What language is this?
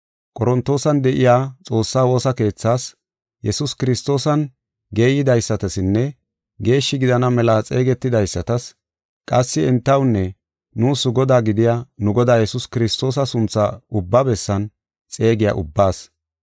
Gofa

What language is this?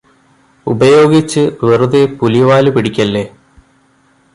Malayalam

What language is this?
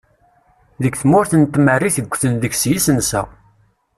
Kabyle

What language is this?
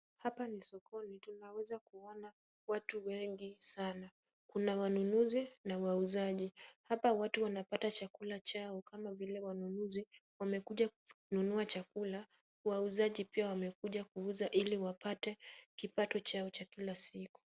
Swahili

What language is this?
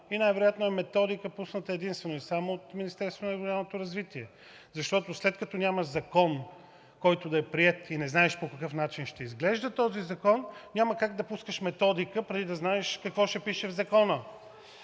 Bulgarian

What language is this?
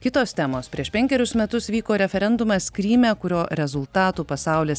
Lithuanian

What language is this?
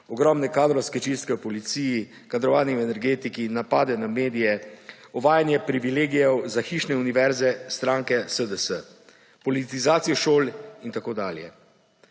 Slovenian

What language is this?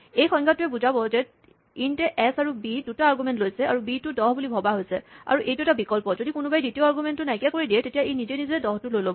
Assamese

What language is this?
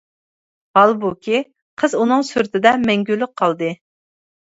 Uyghur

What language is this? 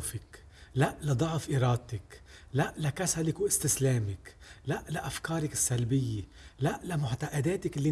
Arabic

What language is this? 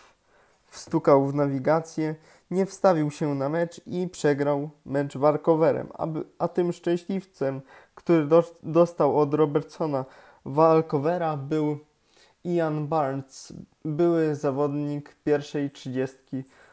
Polish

